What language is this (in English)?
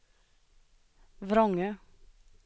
Swedish